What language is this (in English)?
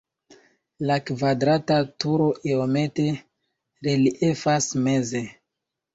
Esperanto